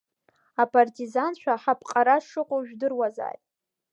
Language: Abkhazian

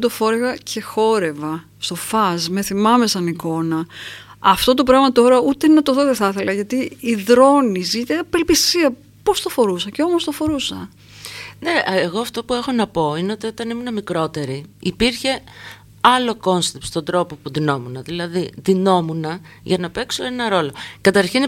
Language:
Greek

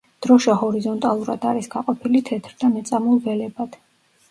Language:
Georgian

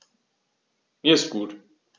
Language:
German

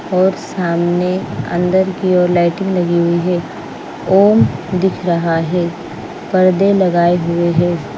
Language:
Hindi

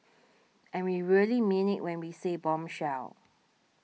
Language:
English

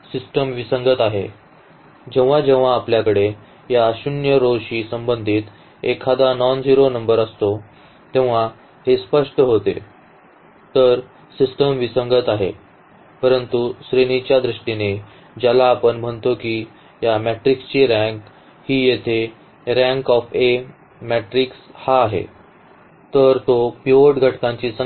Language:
Marathi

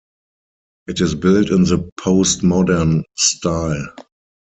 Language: English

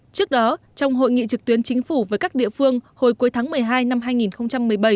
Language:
Vietnamese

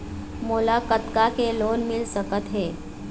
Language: Chhattisgarhi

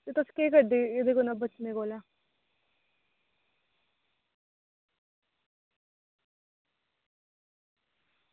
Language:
Dogri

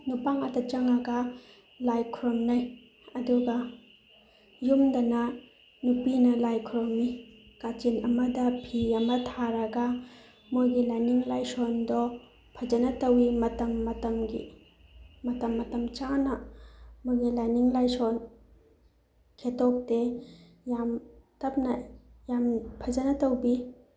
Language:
Manipuri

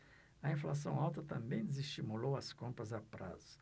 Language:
Portuguese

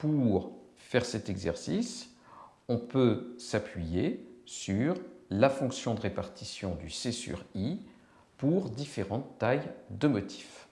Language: French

